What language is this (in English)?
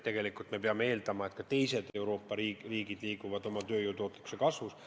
Estonian